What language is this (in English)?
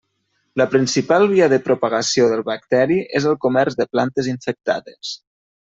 Catalan